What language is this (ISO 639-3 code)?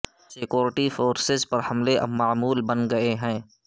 urd